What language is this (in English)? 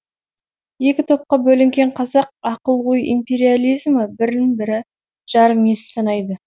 Kazakh